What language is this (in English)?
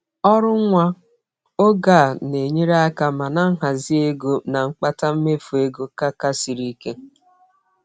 Igbo